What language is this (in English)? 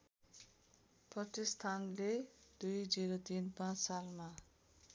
Nepali